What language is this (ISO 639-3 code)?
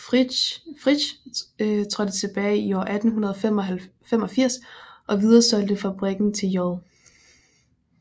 dan